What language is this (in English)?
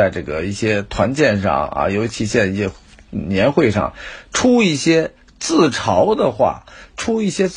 Chinese